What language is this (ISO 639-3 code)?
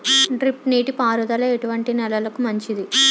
tel